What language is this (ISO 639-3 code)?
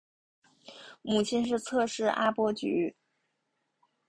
zho